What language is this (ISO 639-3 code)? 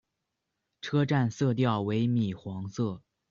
zho